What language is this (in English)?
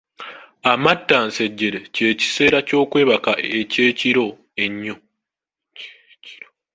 Ganda